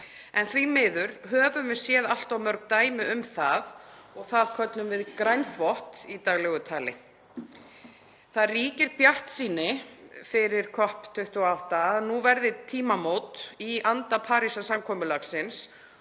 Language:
Icelandic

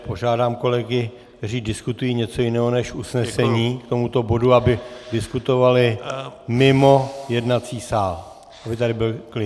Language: Czech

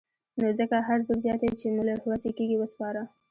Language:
Pashto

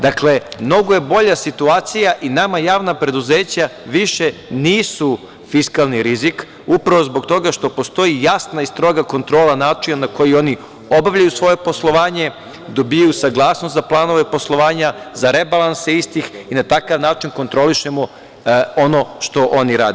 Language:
Serbian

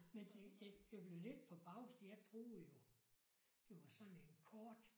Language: Danish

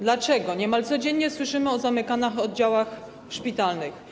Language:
Polish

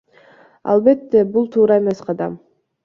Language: Kyrgyz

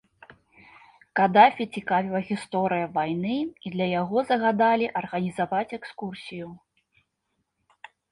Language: Belarusian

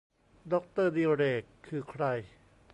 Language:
Thai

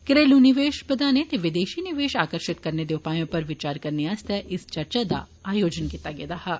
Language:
Dogri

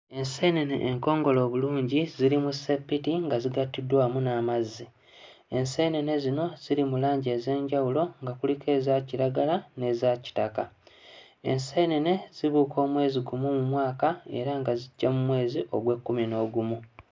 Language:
Ganda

